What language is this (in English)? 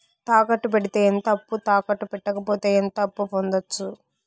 Telugu